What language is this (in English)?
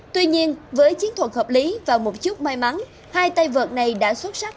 Vietnamese